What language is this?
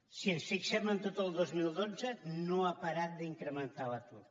Catalan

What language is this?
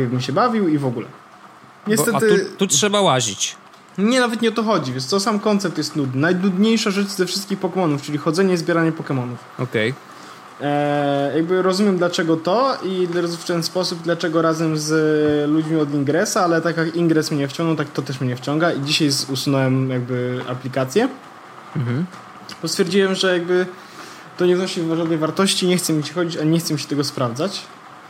Polish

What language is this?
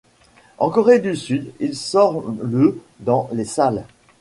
French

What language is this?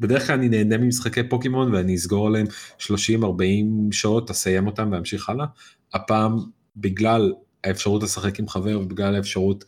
Hebrew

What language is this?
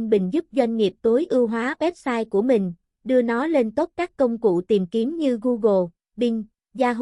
Vietnamese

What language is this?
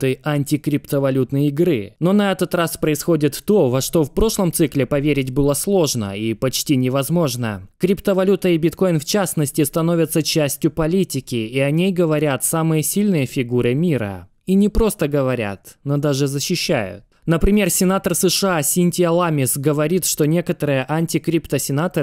Russian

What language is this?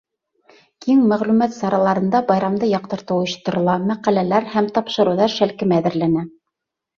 Bashkir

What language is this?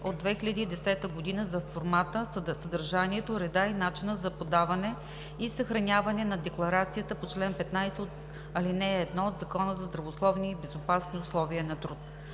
Bulgarian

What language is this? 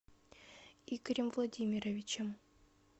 Russian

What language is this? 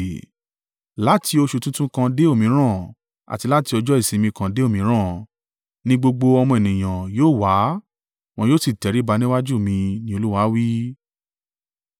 Yoruba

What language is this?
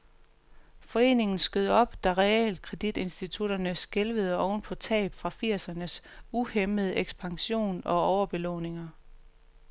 Danish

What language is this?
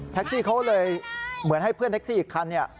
Thai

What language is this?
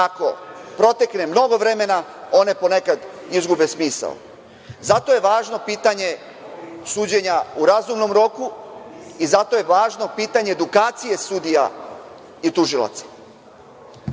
Serbian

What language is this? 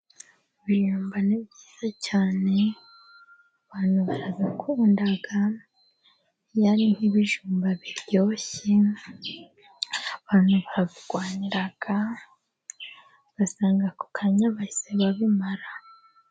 Kinyarwanda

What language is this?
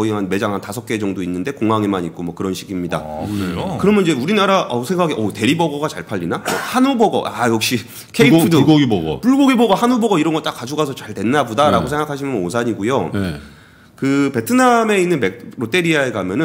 Korean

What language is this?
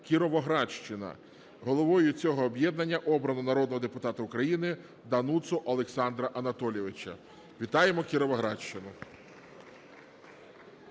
Ukrainian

